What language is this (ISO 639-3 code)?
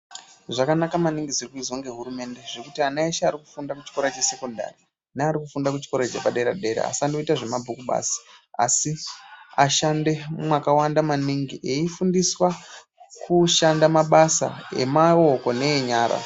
ndc